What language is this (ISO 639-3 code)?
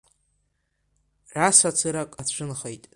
abk